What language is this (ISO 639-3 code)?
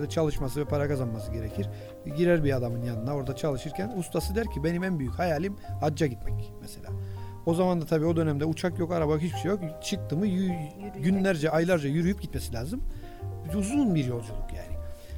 tur